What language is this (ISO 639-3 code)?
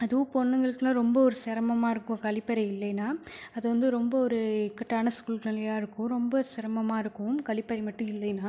tam